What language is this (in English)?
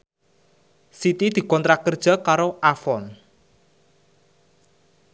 Javanese